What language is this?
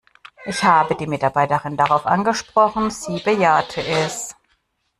German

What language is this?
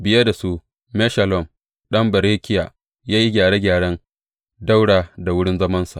Hausa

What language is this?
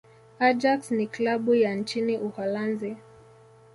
Swahili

